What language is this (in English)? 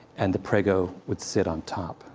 English